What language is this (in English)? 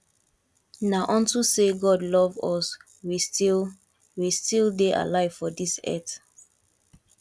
Nigerian Pidgin